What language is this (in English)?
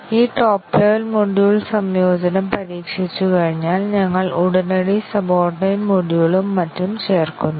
Malayalam